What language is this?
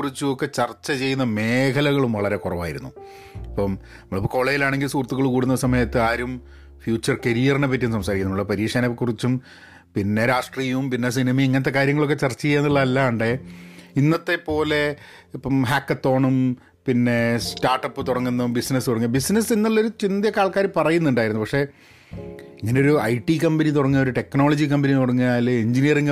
Malayalam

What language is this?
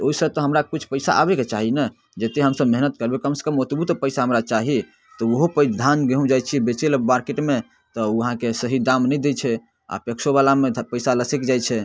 Maithili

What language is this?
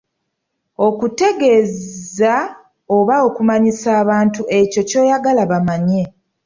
Ganda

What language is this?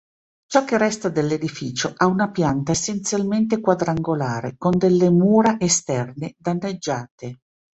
Italian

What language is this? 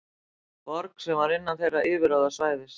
Icelandic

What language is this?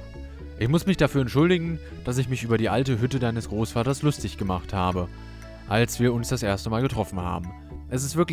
German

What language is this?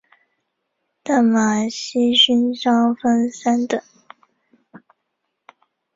Chinese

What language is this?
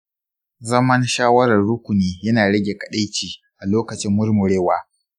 Hausa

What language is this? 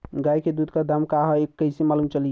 Bhojpuri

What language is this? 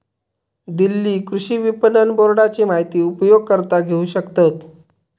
Marathi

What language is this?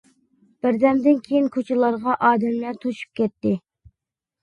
Uyghur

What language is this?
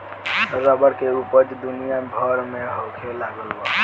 Bhojpuri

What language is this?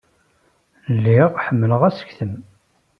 Kabyle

